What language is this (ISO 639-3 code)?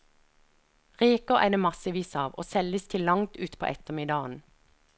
nor